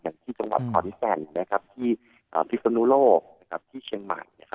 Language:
Thai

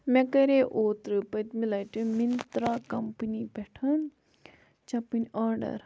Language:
Kashmiri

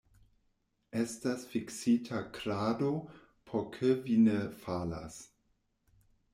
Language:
Esperanto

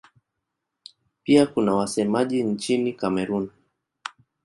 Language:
Swahili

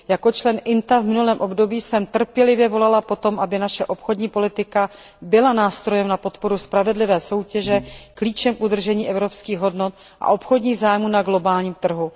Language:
Czech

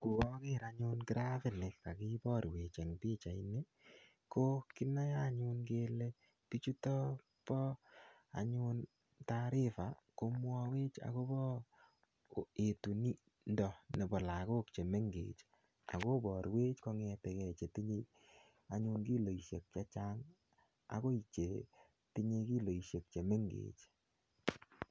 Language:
Kalenjin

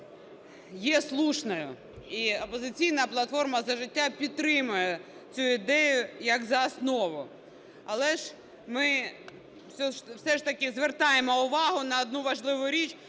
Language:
Ukrainian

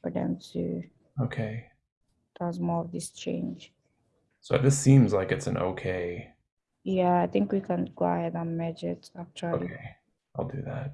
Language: English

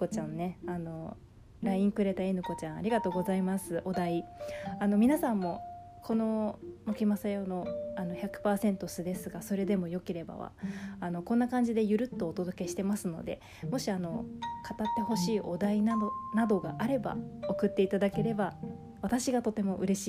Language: Japanese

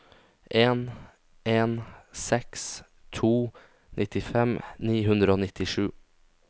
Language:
Norwegian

